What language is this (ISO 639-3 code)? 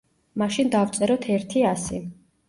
kat